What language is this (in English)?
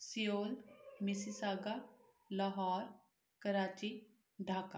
Punjabi